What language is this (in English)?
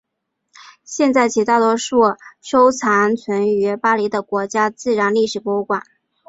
Chinese